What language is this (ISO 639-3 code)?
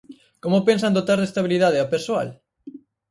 glg